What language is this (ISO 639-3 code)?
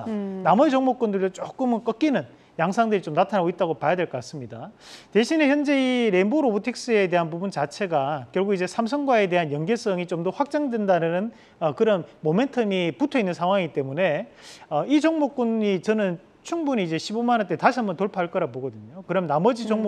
kor